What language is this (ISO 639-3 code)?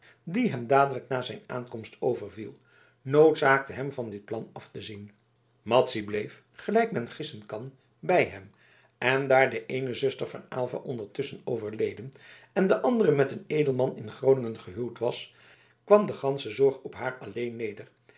nld